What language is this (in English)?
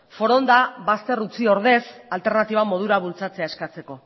Basque